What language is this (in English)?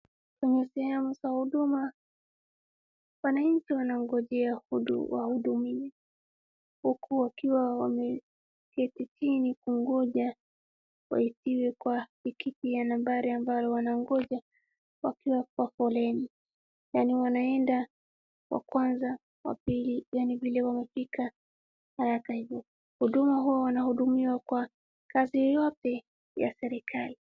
Swahili